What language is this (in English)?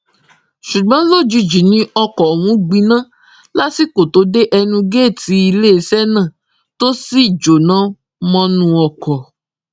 Yoruba